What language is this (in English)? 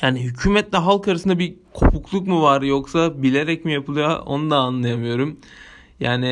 Turkish